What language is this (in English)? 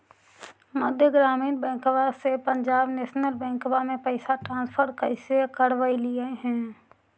Magahi